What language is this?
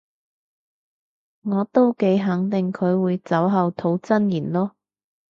Cantonese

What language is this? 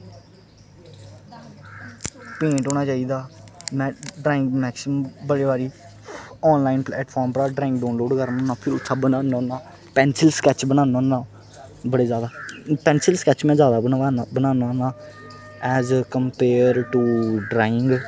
Dogri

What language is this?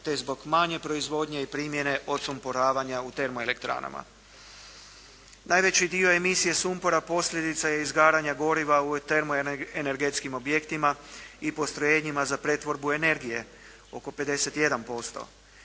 Croatian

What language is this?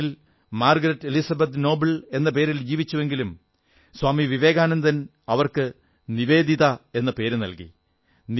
Malayalam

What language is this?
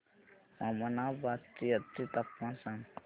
Marathi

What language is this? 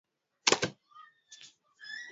Swahili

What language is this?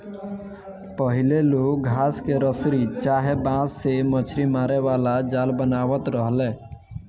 Bhojpuri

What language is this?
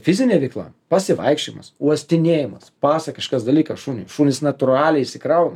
Lithuanian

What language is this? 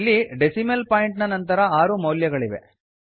Kannada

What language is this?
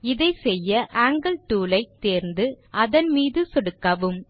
Tamil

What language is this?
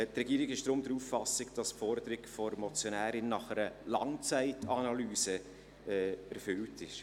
Swiss German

